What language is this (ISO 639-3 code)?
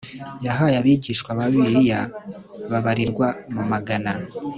kin